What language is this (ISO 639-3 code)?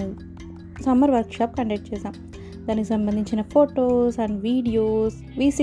tel